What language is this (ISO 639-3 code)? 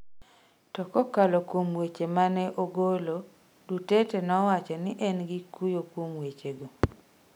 luo